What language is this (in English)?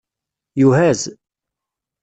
Kabyle